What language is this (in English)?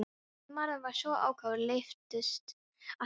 Icelandic